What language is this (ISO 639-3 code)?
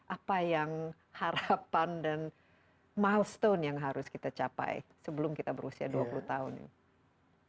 ind